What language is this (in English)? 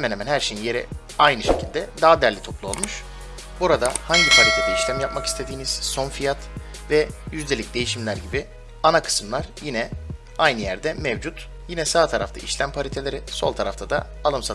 Turkish